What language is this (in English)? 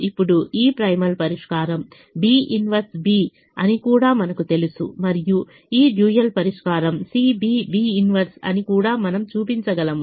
Telugu